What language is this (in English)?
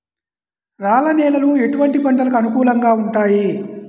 Telugu